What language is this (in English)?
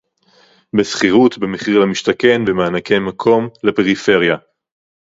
Hebrew